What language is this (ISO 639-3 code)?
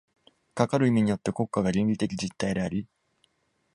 jpn